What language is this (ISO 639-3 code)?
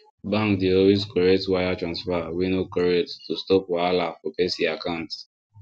pcm